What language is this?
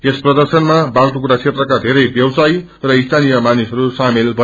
Nepali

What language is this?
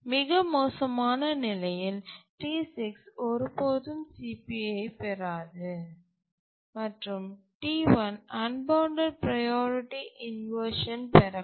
Tamil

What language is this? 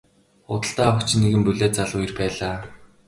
Mongolian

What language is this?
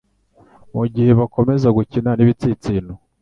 Kinyarwanda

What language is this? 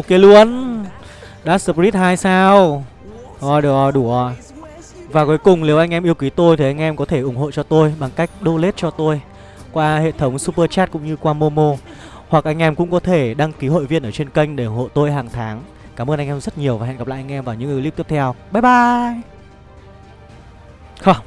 Vietnamese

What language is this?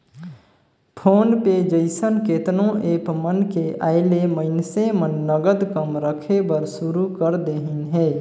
Chhattisgarhi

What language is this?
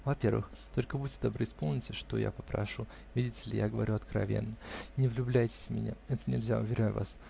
Russian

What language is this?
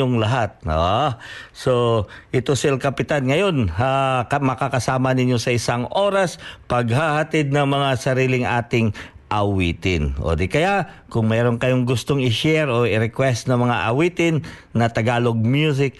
Filipino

